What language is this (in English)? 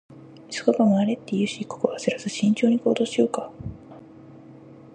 Japanese